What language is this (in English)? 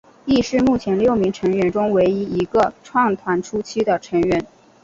Chinese